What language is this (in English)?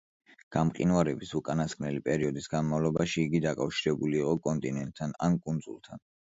Georgian